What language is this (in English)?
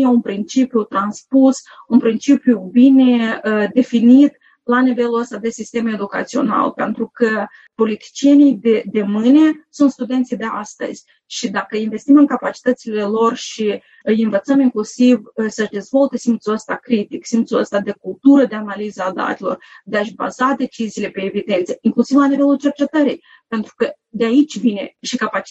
Romanian